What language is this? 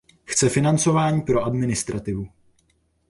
Czech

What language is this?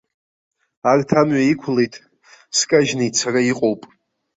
Abkhazian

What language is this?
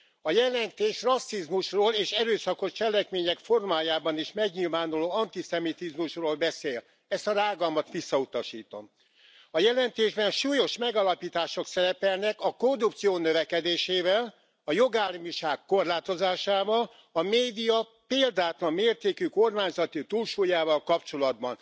Hungarian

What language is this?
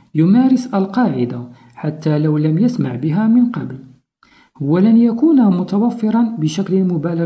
Arabic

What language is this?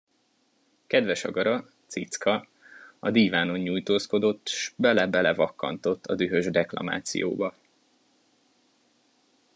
Hungarian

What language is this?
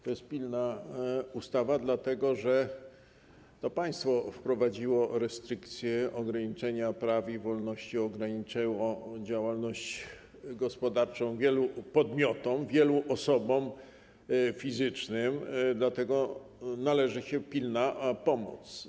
Polish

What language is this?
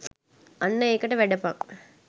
Sinhala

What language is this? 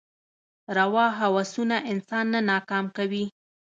Pashto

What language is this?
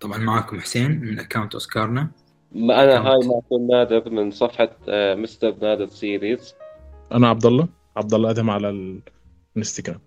Arabic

